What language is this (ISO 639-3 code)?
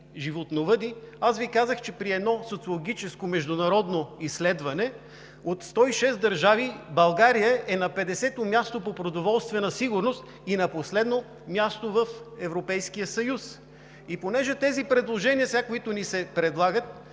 bul